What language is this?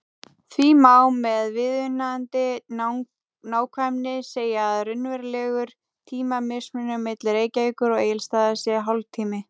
Icelandic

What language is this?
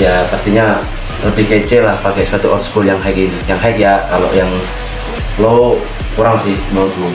Indonesian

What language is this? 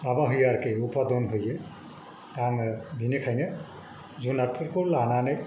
Bodo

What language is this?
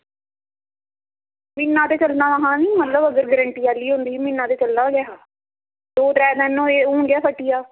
Dogri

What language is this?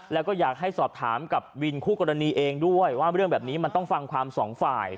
Thai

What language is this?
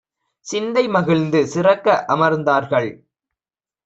Tamil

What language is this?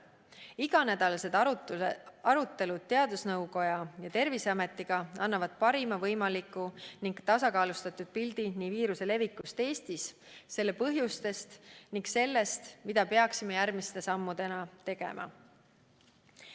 Estonian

